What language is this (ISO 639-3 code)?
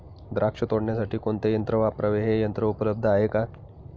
mar